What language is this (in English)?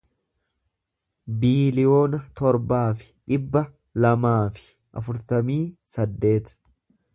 Oromo